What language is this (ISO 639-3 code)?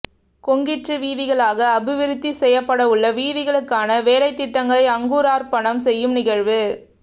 tam